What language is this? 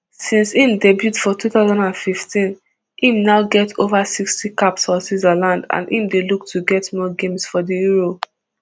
Nigerian Pidgin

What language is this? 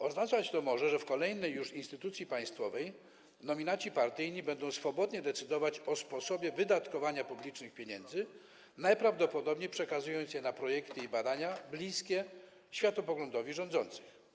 Polish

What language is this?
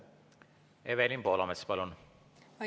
Estonian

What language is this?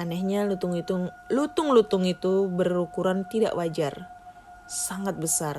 Indonesian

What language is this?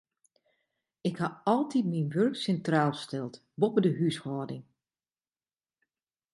Western Frisian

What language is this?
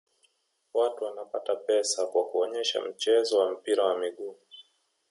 Swahili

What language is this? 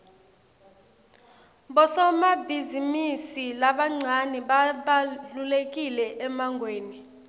Swati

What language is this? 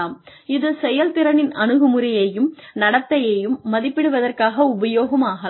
Tamil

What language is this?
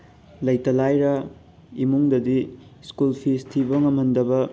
Manipuri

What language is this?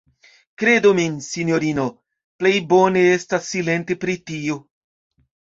Esperanto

